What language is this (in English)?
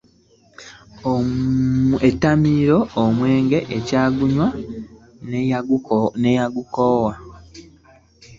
Ganda